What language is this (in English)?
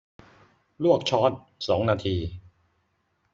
Thai